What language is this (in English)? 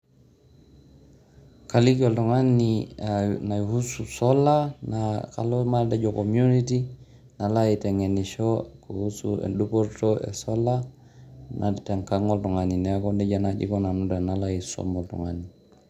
Masai